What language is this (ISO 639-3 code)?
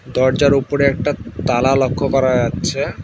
ben